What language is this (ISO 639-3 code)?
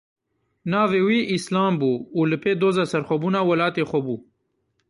kur